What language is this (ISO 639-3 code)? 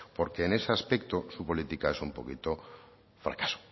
spa